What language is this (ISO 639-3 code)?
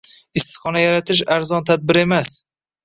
uzb